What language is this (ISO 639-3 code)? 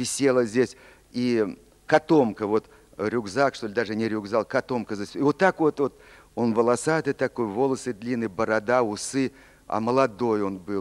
rus